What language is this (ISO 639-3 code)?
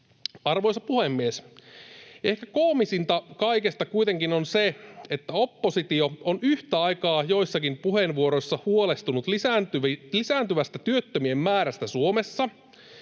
fin